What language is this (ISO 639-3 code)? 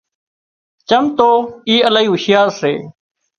kxp